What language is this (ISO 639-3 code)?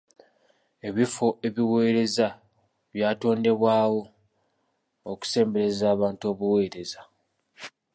lug